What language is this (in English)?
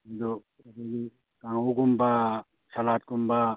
Manipuri